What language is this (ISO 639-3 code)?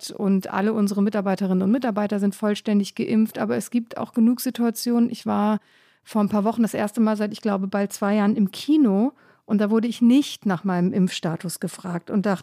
deu